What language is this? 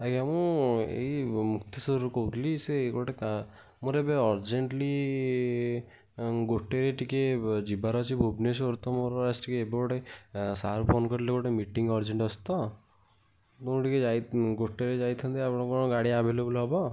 Odia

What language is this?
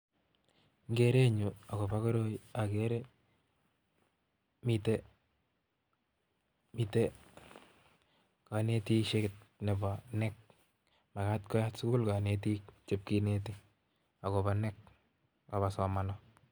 Kalenjin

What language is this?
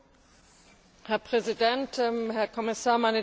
German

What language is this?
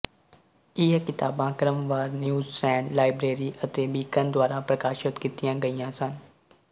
Punjabi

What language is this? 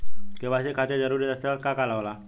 Bhojpuri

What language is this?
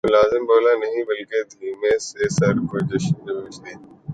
Urdu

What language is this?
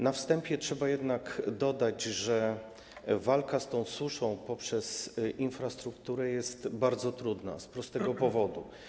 Polish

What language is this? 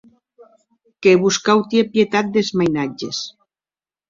Occitan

